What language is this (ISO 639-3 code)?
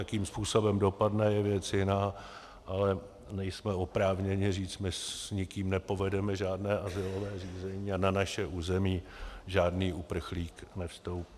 ces